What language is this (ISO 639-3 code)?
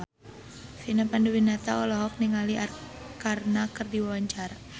sun